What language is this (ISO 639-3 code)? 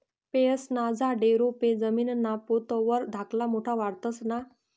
mar